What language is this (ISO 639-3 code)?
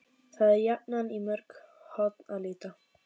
isl